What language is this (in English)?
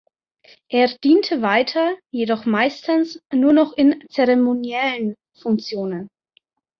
German